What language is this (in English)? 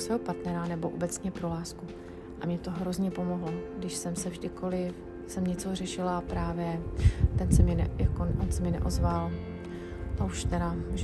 Czech